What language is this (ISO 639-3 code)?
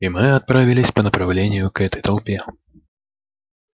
rus